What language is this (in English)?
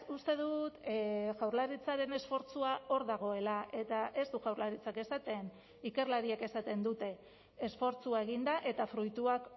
Basque